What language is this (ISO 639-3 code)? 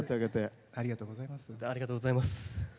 jpn